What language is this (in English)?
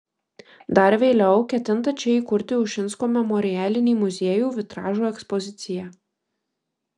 Lithuanian